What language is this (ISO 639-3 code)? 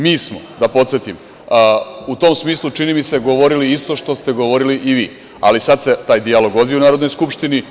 srp